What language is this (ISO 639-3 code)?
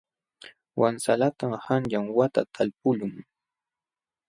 qxw